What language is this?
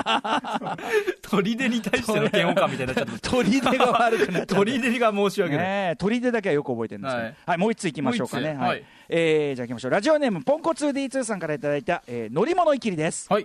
Japanese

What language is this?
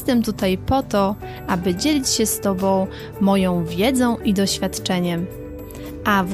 Polish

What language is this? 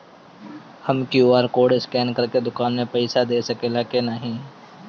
Bhojpuri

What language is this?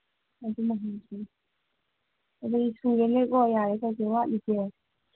Manipuri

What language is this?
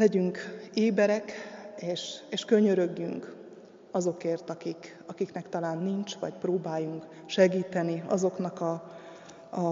Hungarian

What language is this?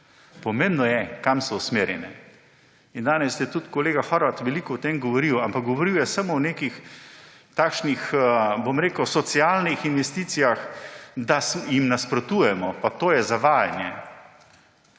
Slovenian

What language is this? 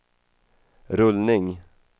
Swedish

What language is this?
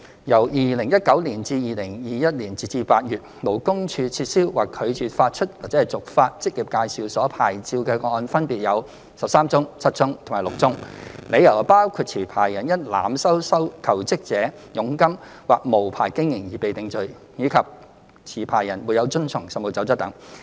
Cantonese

